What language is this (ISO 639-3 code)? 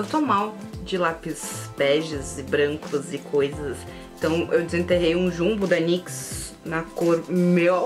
por